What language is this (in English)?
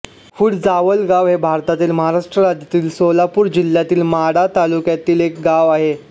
Marathi